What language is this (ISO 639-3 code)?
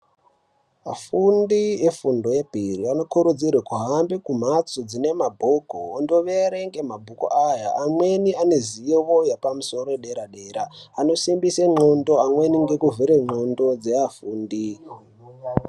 ndc